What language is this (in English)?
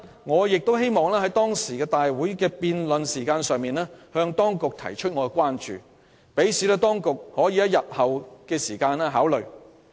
Cantonese